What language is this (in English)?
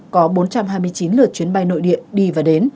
Vietnamese